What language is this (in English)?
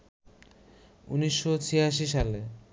Bangla